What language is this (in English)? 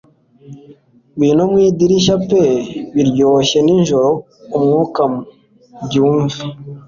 Kinyarwanda